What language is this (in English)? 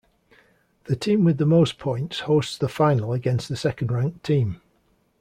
English